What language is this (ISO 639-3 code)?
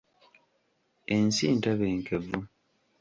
lug